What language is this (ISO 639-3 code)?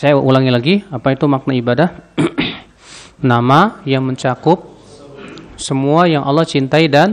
ind